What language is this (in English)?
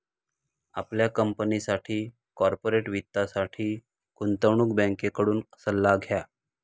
Marathi